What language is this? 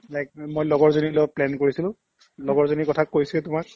Assamese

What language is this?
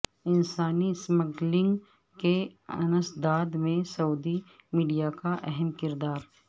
Urdu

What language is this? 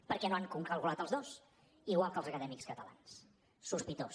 Catalan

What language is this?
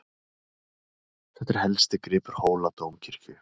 Icelandic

